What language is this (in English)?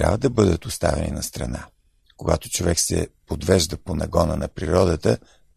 Bulgarian